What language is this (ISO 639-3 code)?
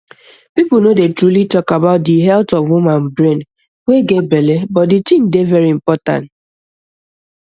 pcm